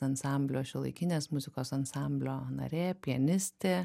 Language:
Lithuanian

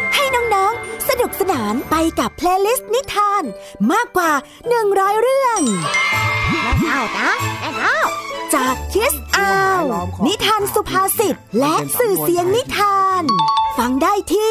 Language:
Thai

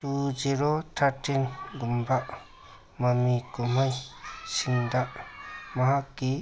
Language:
Manipuri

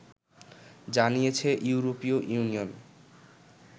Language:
Bangla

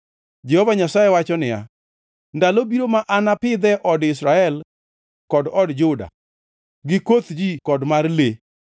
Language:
Luo (Kenya and Tanzania)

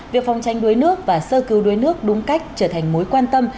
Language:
Vietnamese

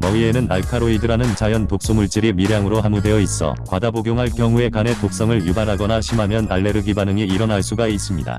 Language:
Korean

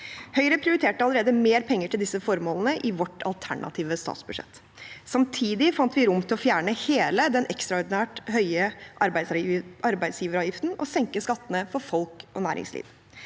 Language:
Norwegian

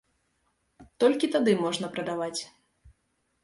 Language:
Belarusian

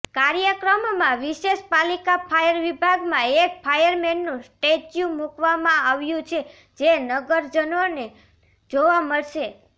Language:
Gujarati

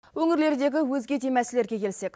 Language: Kazakh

